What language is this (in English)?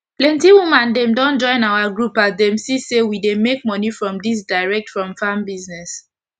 Nigerian Pidgin